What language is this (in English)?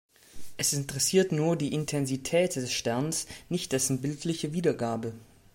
German